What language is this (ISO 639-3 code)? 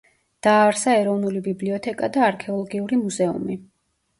kat